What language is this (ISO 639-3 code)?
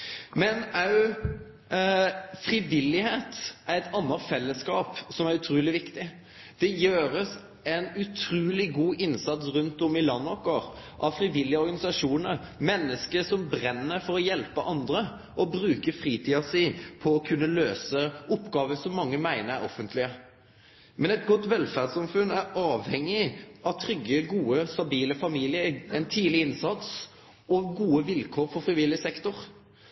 nno